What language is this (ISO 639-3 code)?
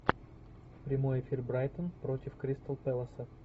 rus